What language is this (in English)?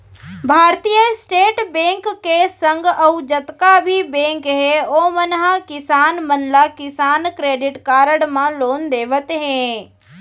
Chhattisgarhi